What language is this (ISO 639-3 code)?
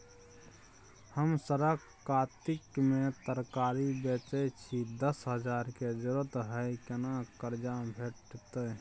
mai